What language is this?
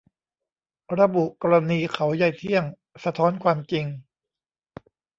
Thai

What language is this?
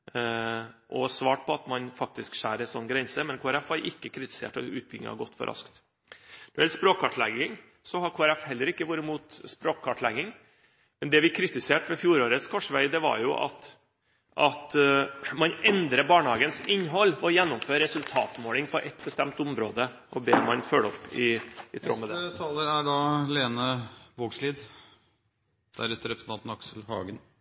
Norwegian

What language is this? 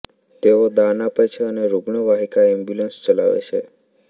Gujarati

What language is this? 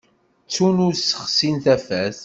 Kabyle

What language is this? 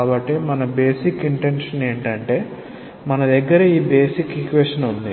Telugu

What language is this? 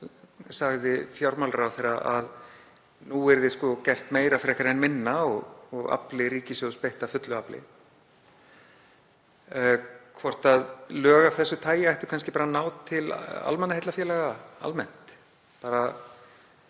Icelandic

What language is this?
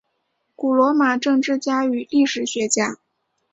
Chinese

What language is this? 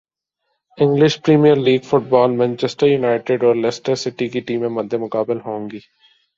Urdu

